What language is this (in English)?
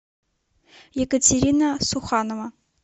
Russian